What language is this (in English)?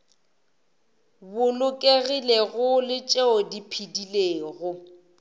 Northern Sotho